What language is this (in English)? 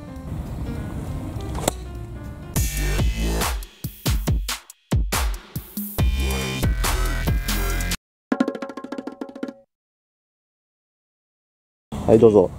Japanese